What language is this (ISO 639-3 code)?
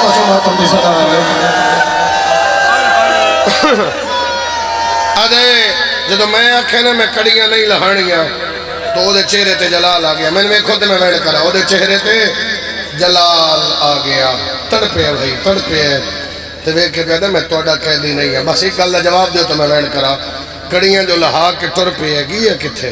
ara